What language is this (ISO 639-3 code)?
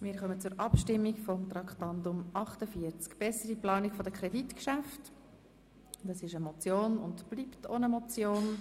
gsw